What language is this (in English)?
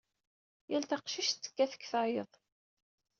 Kabyle